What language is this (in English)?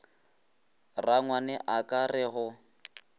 Northern Sotho